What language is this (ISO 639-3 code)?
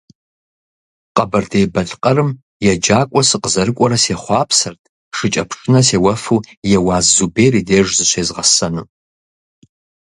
kbd